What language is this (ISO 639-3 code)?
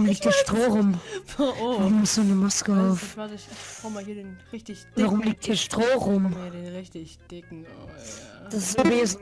deu